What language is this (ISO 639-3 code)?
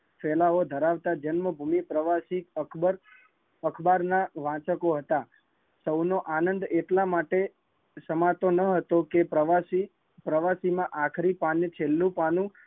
guj